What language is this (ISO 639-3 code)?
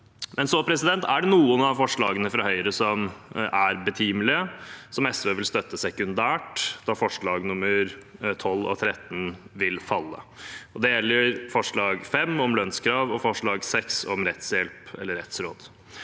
nor